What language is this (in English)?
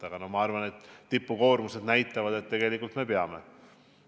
Estonian